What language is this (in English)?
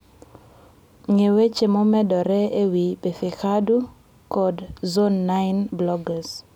Luo (Kenya and Tanzania)